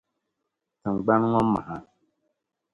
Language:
Dagbani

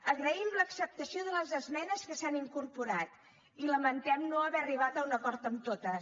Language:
Catalan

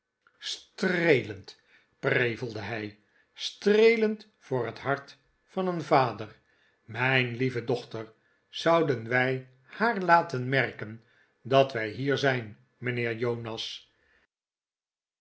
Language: Dutch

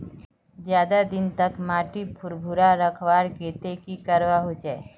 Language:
Magahi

